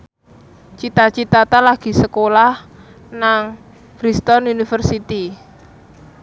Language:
Javanese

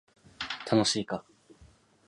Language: Japanese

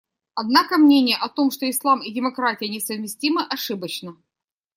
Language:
Russian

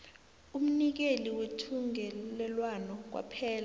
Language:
South Ndebele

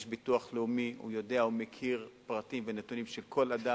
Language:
Hebrew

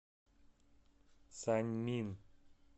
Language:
Russian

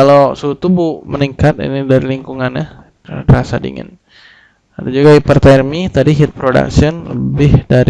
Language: Indonesian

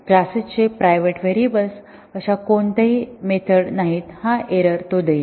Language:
Marathi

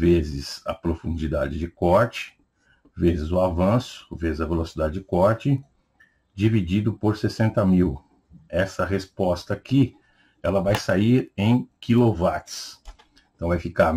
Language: Portuguese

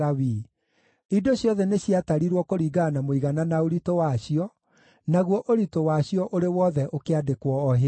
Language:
Kikuyu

